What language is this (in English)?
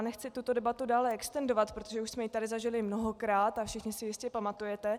Czech